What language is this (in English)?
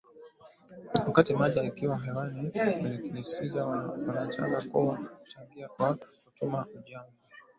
Swahili